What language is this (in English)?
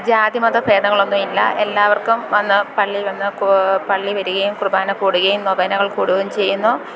Malayalam